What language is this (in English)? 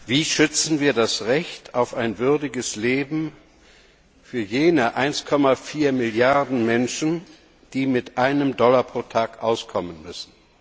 German